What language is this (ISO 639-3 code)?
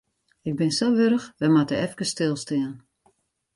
fry